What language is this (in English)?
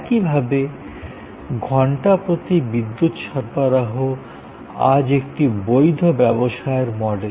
Bangla